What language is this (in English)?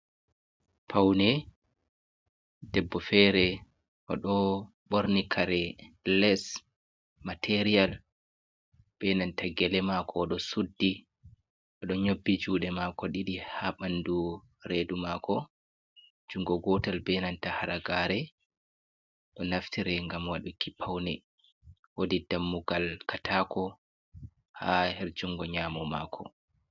Fula